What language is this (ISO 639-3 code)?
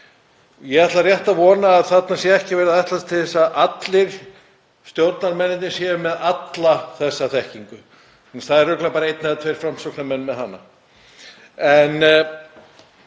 isl